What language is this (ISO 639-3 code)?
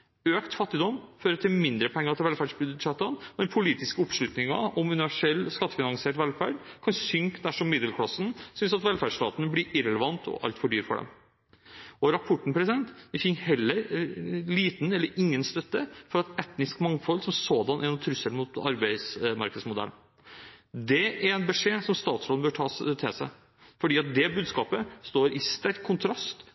nob